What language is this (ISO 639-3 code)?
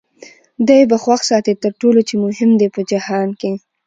pus